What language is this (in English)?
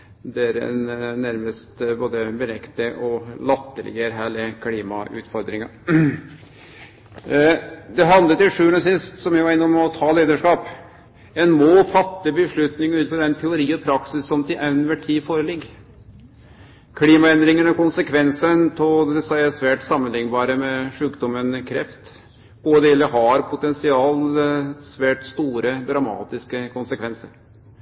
Norwegian Nynorsk